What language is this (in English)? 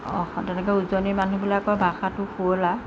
Assamese